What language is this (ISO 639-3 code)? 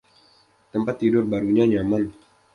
ind